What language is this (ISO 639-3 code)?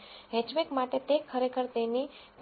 guj